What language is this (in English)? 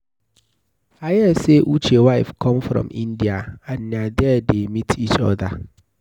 Nigerian Pidgin